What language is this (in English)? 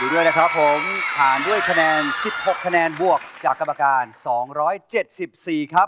Thai